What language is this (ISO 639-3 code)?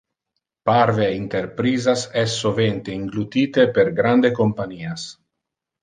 ina